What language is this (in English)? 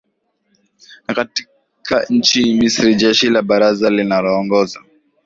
Swahili